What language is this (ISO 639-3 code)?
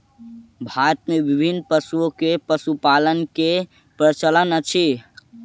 mai